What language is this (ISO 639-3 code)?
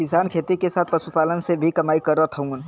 bho